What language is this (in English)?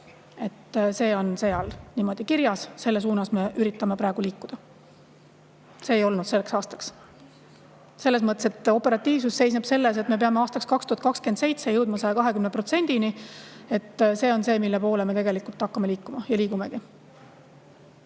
Estonian